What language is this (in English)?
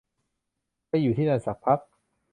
Thai